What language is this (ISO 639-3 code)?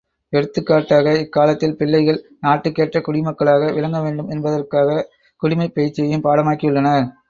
tam